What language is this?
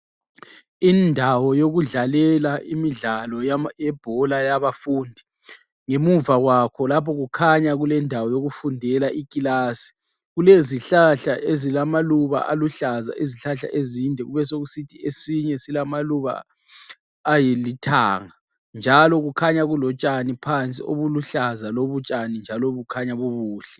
North Ndebele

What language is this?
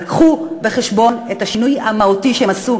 Hebrew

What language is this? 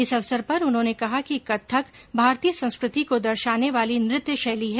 Hindi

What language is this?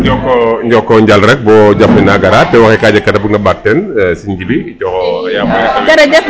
Serer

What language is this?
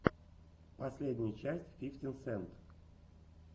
Russian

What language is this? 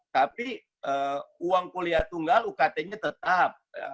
Indonesian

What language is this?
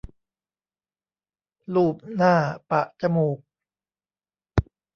Thai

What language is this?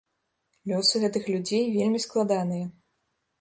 Belarusian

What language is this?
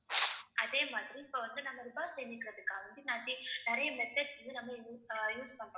Tamil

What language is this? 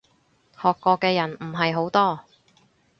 Cantonese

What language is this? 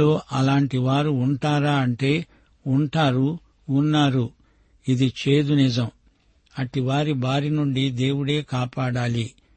Telugu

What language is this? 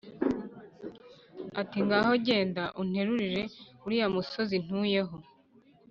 Kinyarwanda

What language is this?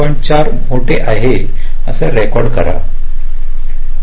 Marathi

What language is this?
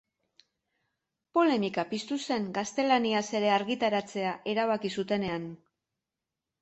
Basque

